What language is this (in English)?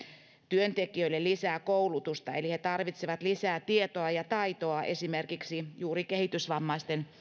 Finnish